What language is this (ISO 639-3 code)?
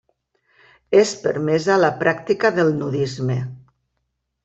cat